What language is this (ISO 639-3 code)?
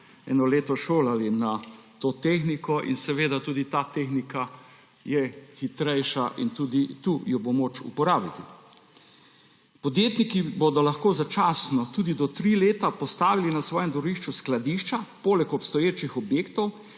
slv